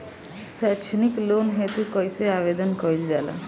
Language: Bhojpuri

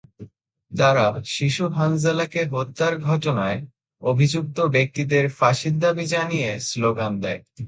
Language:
Bangla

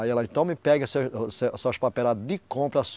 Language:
Portuguese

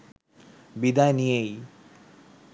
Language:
Bangla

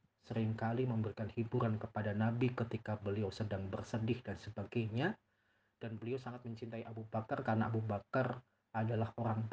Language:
Indonesian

